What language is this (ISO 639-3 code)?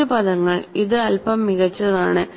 mal